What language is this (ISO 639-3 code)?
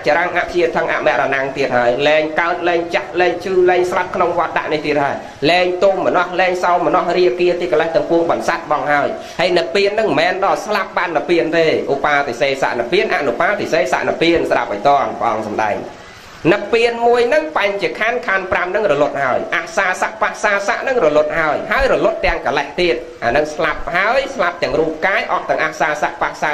vie